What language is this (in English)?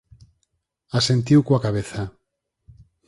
Galician